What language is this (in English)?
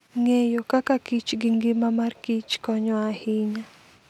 Luo (Kenya and Tanzania)